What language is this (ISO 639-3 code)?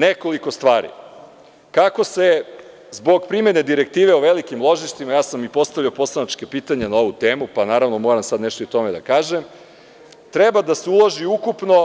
srp